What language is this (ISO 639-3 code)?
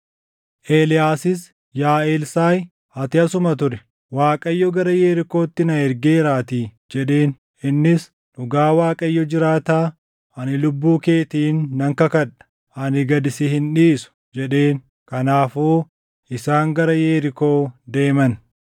orm